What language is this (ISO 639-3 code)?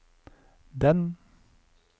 nor